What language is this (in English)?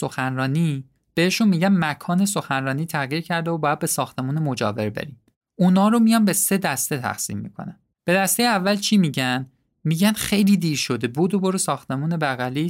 Persian